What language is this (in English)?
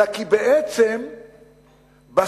Hebrew